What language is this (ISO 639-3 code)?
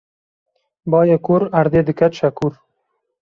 kur